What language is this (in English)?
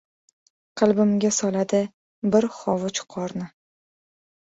Uzbek